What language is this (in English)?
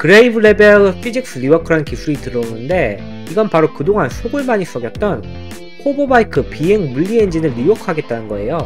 Korean